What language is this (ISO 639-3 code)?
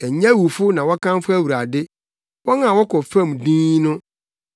aka